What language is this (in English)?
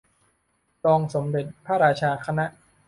Thai